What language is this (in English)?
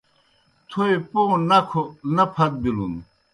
Kohistani Shina